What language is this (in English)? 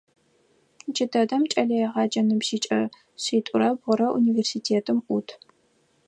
Adyghe